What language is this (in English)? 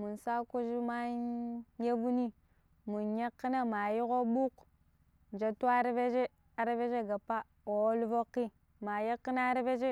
Pero